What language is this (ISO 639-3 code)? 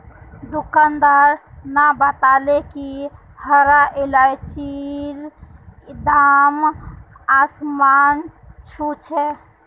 mag